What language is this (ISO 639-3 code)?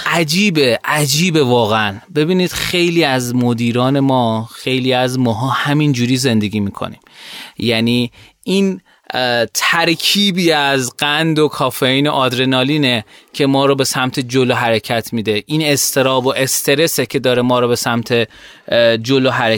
fas